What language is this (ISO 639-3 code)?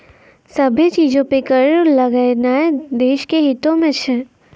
mai